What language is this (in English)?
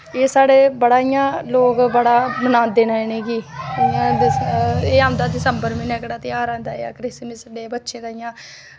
Dogri